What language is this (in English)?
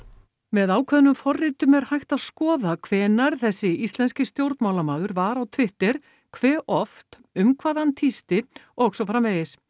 Icelandic